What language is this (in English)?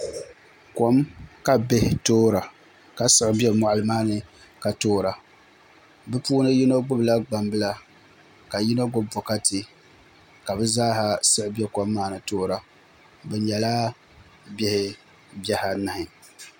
Dagbani